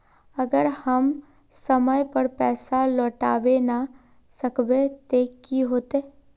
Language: Magahi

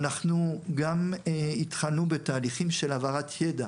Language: Hebrew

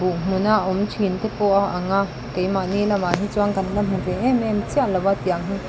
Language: Mizo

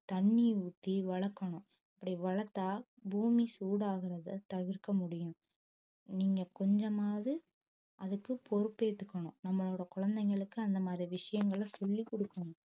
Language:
Tamil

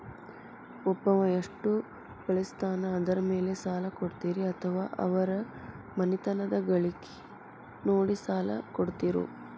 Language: Kannada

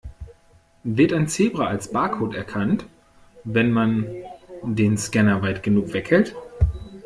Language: German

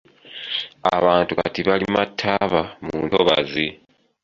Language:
Ganda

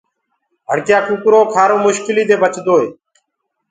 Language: Gurgula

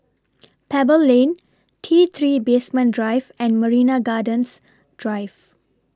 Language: English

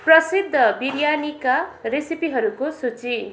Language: Nepali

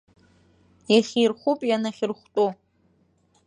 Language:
Abkhazian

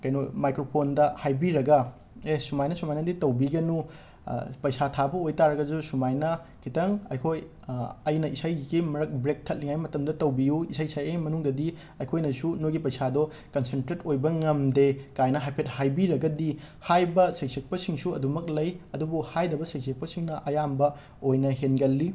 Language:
Manipuri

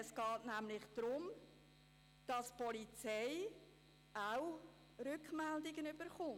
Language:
Swiss German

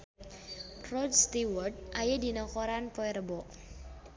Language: Sundanese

